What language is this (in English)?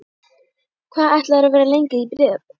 Icelandic